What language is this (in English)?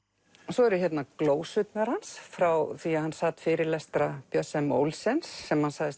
Icelandic